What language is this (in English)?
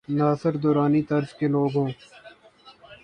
Urdu